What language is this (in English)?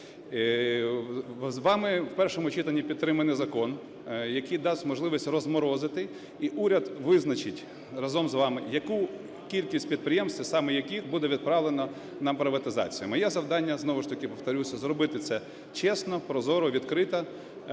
Ukrainian